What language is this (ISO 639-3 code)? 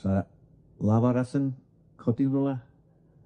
cym